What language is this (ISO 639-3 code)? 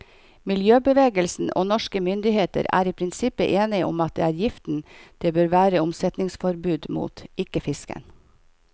nor